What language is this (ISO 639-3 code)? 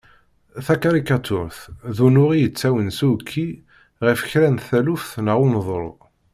kab